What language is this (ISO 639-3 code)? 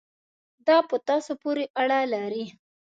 pus